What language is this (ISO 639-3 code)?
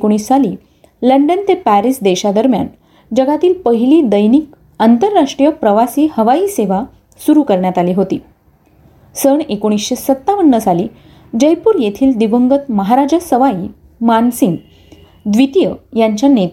mar